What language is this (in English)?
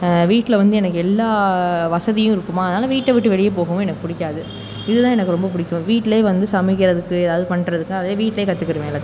Tamil